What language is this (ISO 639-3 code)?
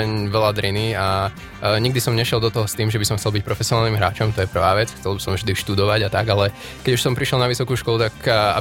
slk